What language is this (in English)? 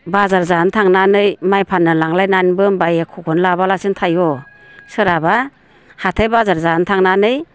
Bodo